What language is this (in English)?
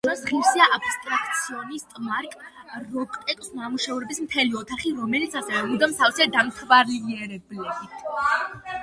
Georgian